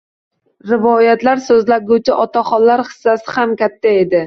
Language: Uzbek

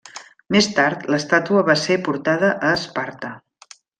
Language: Catalan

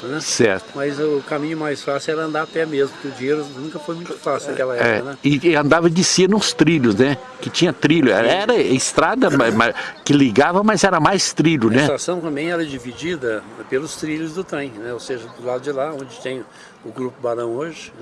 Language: Portuguese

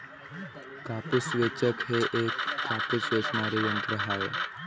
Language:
Marathi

